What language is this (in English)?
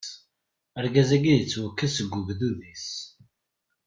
Kabyle